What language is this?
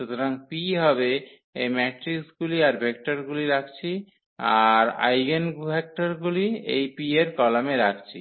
Bangla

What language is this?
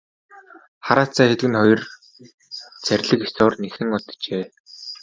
Mongolian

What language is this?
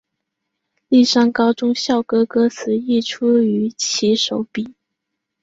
Chinese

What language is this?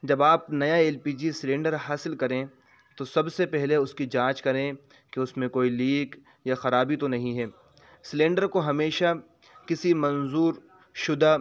Urdu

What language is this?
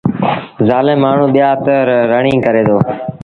Sindhi Bhil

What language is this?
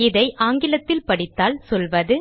Tamil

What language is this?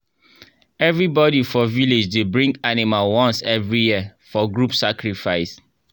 Nigerian Pidgin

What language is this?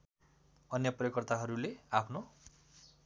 Nepali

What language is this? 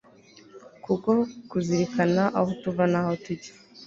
Kinyarwanda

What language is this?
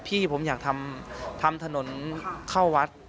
Thai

